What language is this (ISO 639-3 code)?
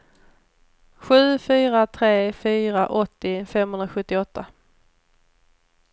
swe